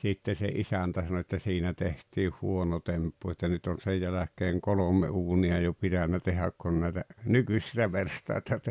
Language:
Finnish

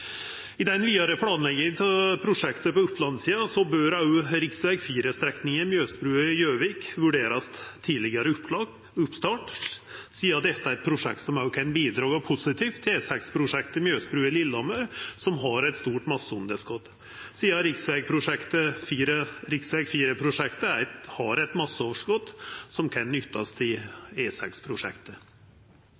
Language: Norwegian Nynorsk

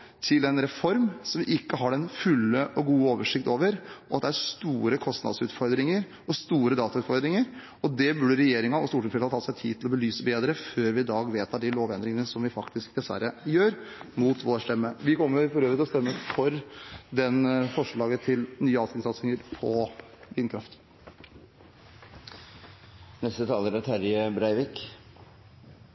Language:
Norwegian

